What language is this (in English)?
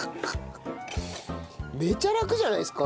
Japanese